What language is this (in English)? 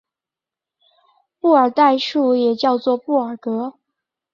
Chinese